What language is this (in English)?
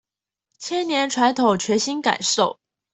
Chinese